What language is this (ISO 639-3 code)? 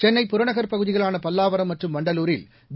tam